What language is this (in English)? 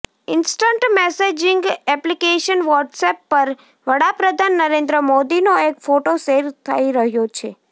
Gujarati